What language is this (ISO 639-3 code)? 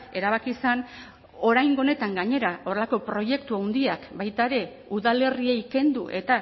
eus